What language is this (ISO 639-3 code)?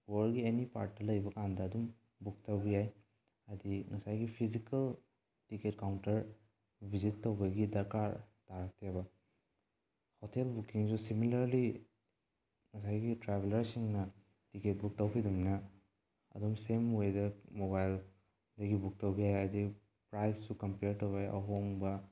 mni